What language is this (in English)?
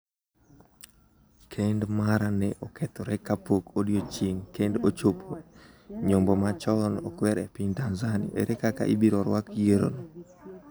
Luo (Kenya and Tanzania)